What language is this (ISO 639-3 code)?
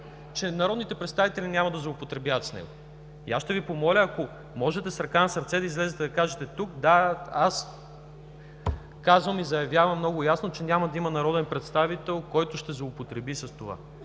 bul